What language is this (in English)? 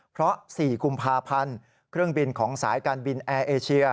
Thai